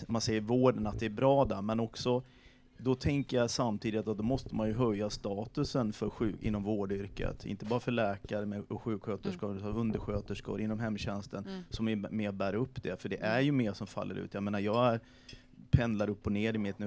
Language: Swedish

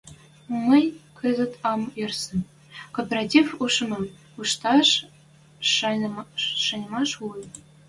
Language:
Western Mari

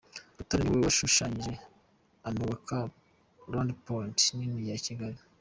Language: Kinyarwanda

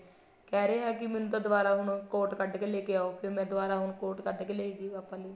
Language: Punjabi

